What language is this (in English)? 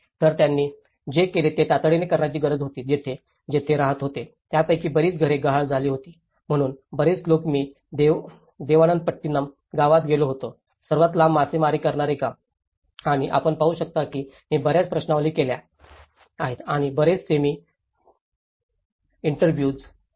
Marathi